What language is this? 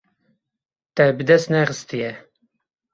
Kurdish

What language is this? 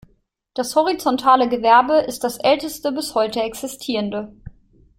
German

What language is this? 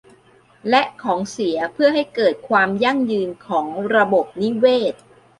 Thai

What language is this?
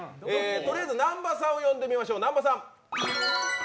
Japanese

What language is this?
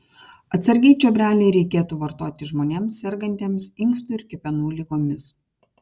Lithuanian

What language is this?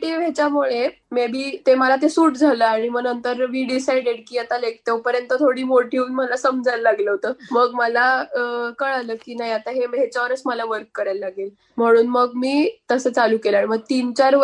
Marathi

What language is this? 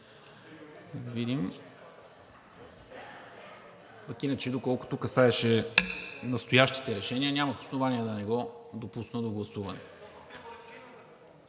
Bulgarian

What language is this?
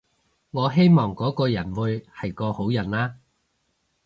Cantonese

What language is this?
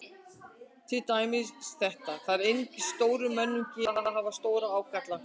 Icelandic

